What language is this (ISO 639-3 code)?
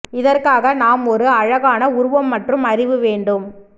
tam